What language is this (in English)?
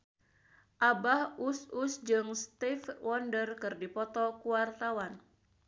Sundanese